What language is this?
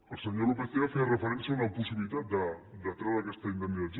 Catalan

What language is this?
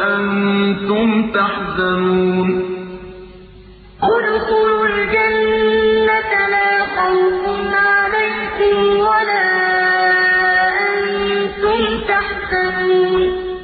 Arabic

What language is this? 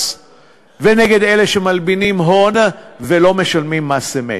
Hebrew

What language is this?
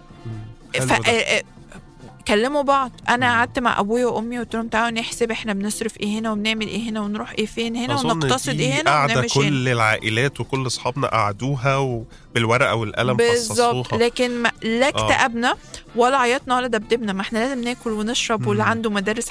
Arabic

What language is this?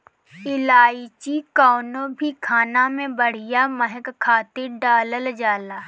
Bhojpuri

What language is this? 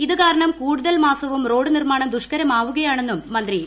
Malayalam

